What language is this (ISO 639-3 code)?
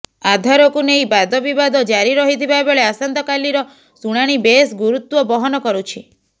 ori